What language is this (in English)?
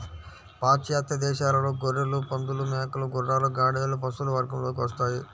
Telugu